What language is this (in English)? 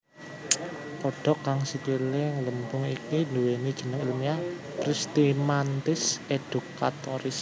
Javanese